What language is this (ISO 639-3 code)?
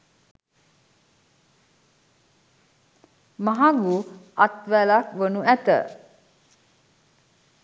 sin